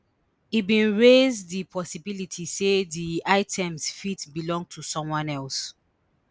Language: Nigerian Pidgin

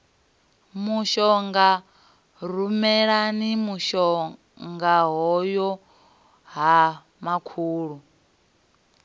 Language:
Venda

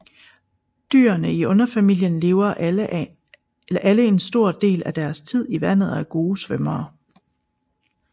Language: Danish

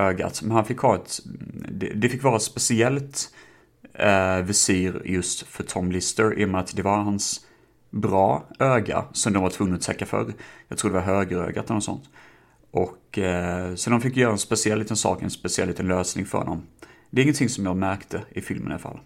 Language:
Swedish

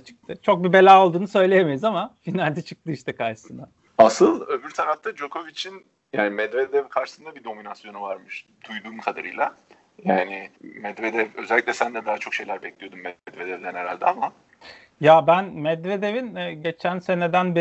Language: Turkish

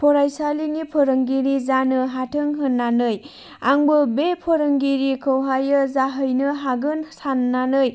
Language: Bodo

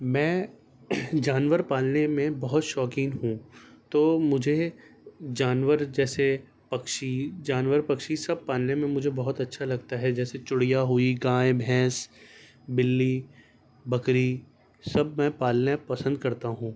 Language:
Urdu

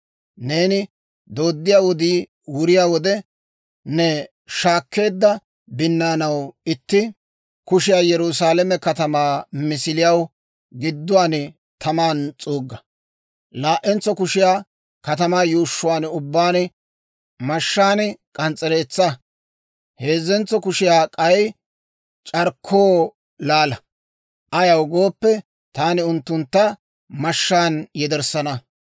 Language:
Dawro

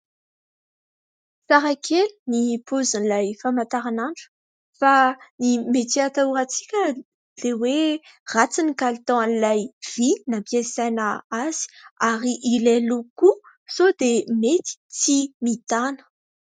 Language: Malagasy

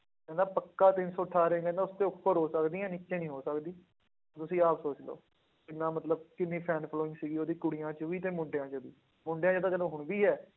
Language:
Punjabi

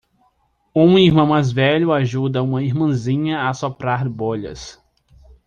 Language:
Portuguese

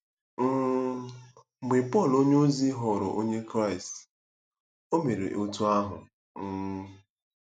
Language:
Igbo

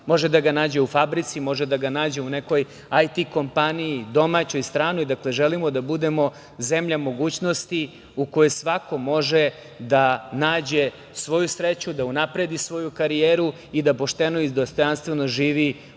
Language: Serbian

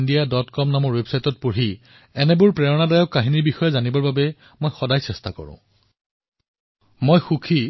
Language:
Assamese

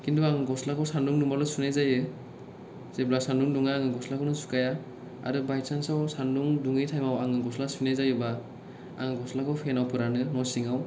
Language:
Bodo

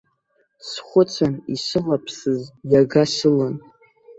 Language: Abkhazian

